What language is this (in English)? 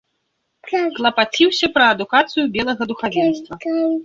Belarusian